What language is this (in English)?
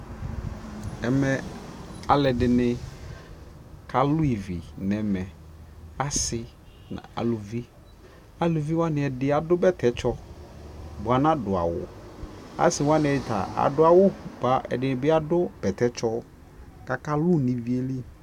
Ikposo